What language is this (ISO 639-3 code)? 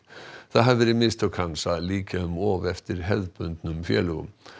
isl